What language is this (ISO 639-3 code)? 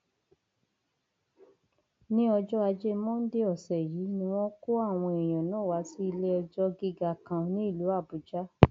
yor